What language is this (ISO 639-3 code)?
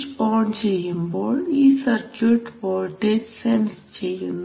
mal